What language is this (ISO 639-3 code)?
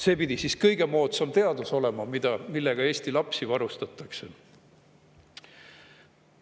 est